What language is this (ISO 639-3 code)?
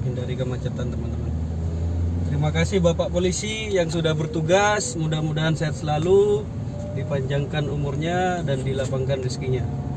ind